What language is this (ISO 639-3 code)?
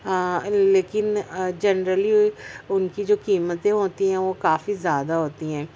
urd